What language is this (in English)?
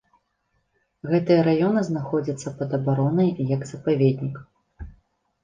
Belarusian